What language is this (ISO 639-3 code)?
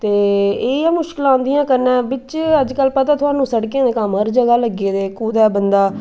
doi